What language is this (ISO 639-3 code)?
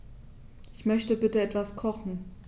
deu